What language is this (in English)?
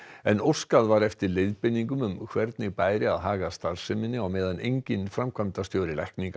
Icelandic